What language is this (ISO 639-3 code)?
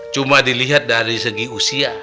ind